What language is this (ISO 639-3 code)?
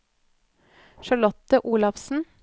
nor